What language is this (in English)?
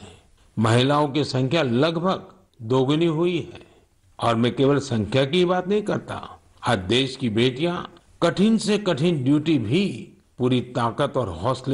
Hindi